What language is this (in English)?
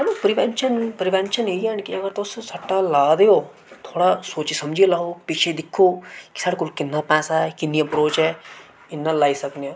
Dogri